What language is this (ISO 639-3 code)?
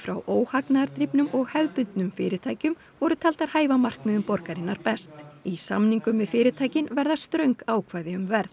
isl